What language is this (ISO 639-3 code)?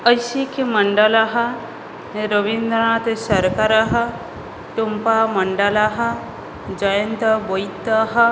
san